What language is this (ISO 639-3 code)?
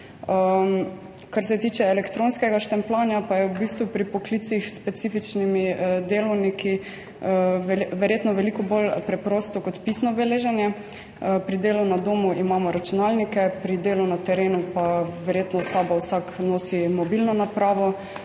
slv